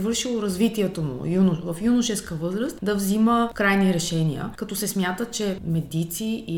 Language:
Bulgarian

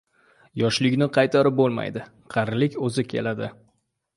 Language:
Uzbek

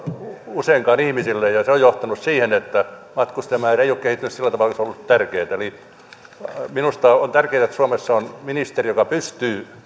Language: Finnish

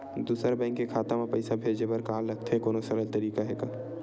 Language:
Chhattisgarhi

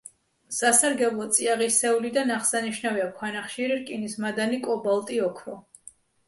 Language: Georgian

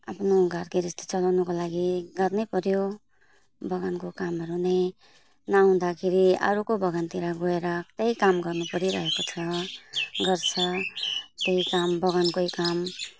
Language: Nepali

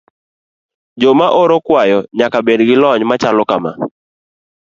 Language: Luo (Kenya and Tanzania)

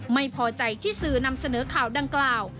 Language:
Thai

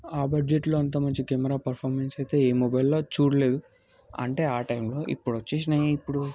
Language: Telugu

